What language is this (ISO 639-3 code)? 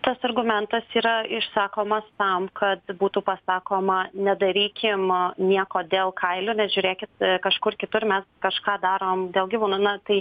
lit